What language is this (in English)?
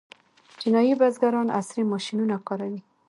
Pashto